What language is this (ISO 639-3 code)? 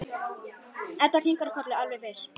isl